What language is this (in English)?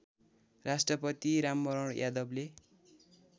Nepali